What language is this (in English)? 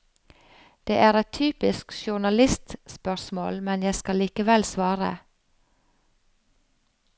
Norwegian